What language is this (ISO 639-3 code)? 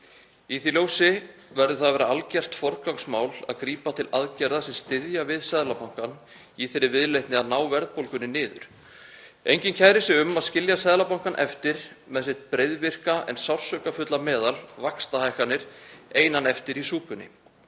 isl